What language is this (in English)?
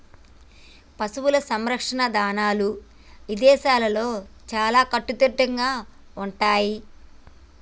Telugu